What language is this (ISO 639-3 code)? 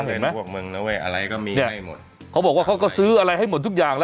tha